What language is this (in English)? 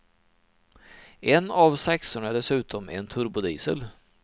Swedish